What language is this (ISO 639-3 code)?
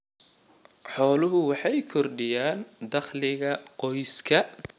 som